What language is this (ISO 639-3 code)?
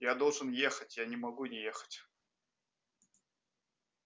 rus